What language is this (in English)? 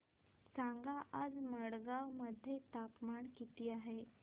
Marathi